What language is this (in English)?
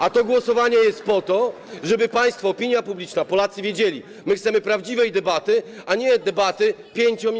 Polish